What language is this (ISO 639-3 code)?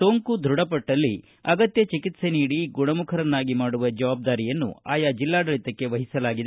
kan